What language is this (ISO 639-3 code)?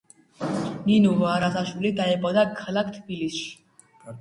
kat